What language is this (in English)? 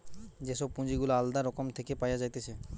Bangla